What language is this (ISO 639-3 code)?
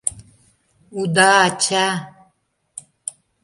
chm